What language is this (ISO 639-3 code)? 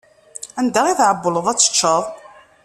kab